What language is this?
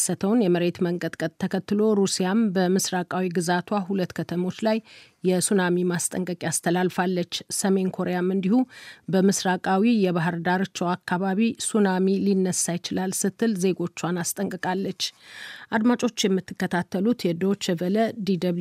Amharic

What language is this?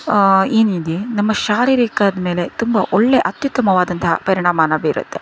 Kannada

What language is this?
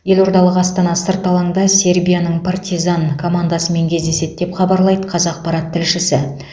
Kazakh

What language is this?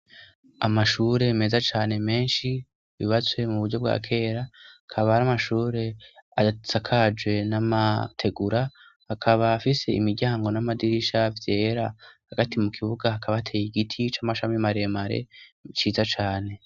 Rundi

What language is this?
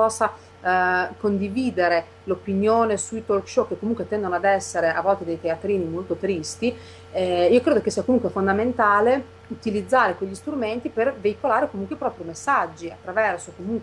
Italian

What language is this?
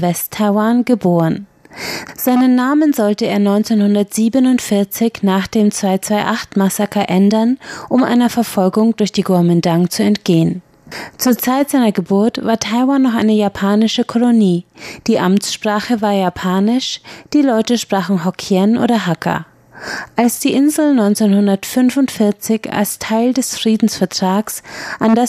German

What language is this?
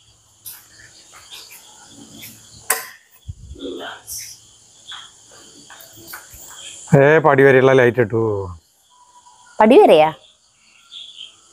Indonesian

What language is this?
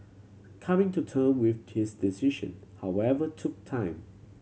English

